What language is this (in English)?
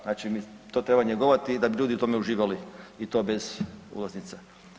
Croatian